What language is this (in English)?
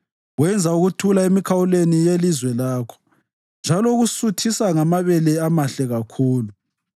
North Ndebele